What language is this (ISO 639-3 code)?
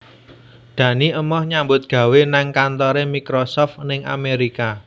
jav